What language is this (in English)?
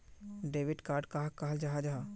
Magahi